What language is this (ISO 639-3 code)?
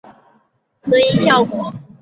zho